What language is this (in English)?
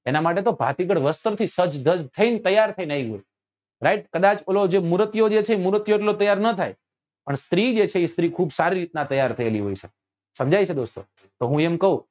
Gujarati